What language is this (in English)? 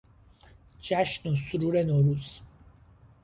Persian